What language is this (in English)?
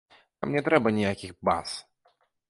Belarusian